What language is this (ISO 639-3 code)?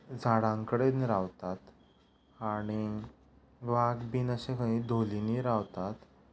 kok